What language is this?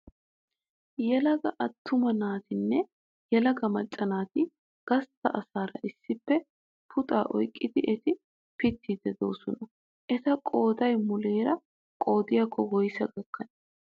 Wolaytta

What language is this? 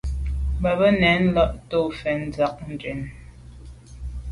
Medumba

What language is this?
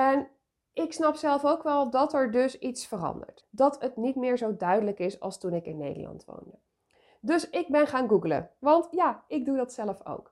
Dutch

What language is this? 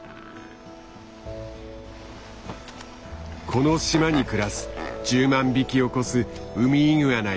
Japanese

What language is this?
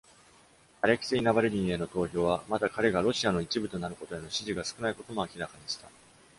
Japanese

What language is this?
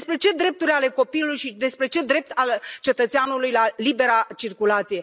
Romanian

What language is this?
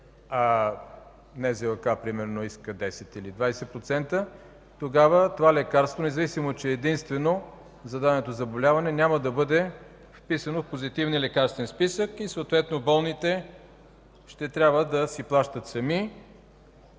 Bulgarian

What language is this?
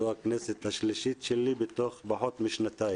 Hebrew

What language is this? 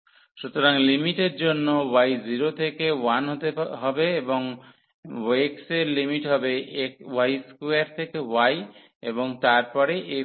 Bangla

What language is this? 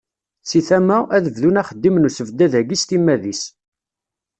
Kabyle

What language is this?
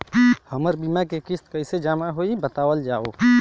Bhojpuri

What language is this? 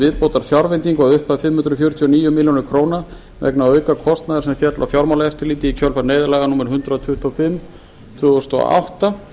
Icelandic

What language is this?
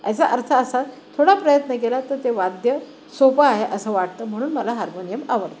Marathi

